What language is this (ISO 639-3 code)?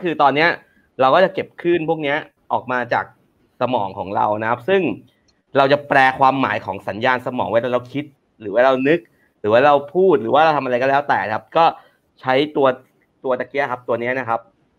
tha